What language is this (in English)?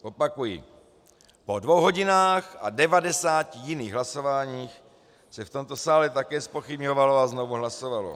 Czech